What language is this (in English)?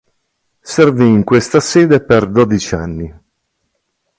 Italian